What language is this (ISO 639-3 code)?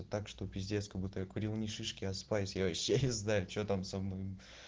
rus